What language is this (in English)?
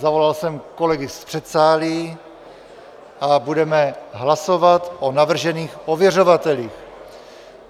Czech